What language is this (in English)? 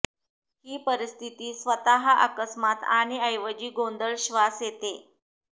Marathi